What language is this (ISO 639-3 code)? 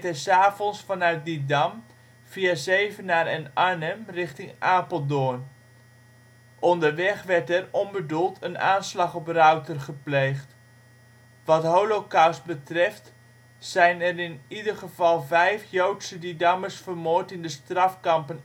nld